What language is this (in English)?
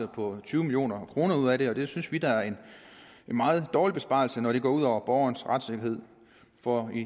Danish